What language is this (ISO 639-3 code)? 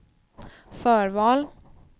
swe